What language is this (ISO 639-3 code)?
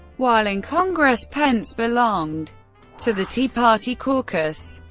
eng